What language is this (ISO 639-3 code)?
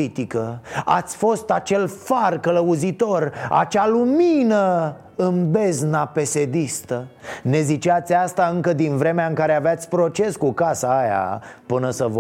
ron